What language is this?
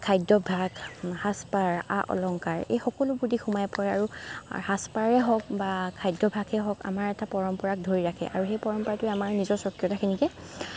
Assamese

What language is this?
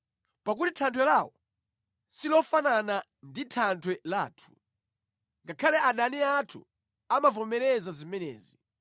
Nyanja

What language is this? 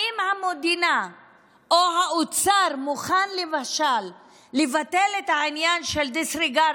Hebrew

